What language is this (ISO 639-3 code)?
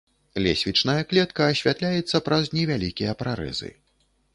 bel